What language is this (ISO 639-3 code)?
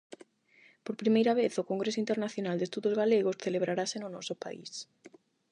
glg